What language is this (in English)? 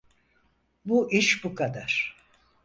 Turkish